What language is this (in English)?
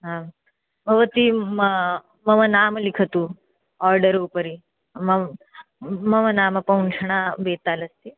Sanskrit